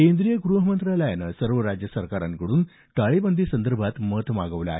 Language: Marathi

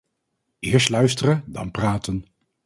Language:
Dutch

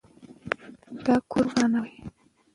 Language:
Pashto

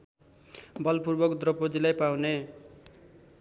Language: Nepali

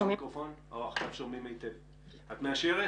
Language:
Hebrew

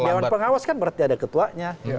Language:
Indonesian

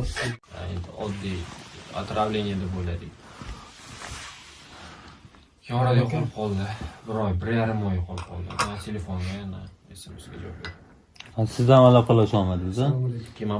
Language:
Turkish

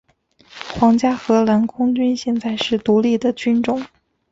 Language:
Chinese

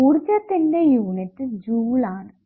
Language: Malayalam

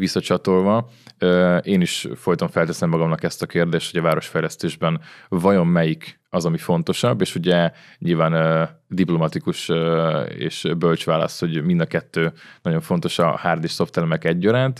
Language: Hungarian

